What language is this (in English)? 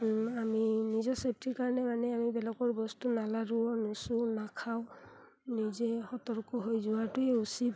Assamese